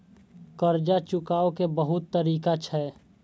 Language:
Maithili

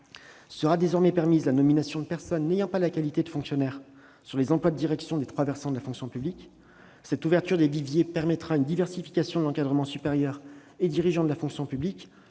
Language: French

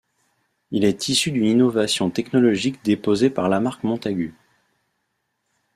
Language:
French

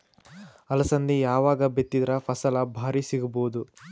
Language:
Kannada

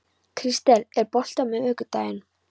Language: Icelandic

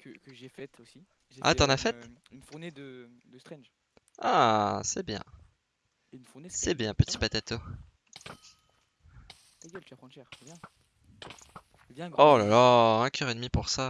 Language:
French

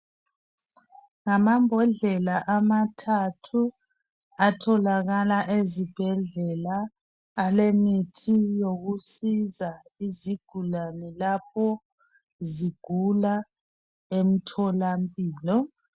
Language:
North Ndebele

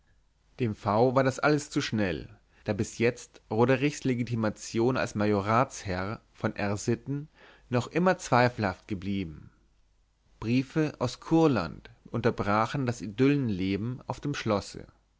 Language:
German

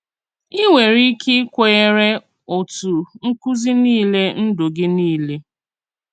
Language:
Igbo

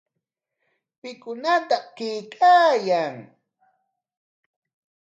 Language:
Corongo Ancash Quechua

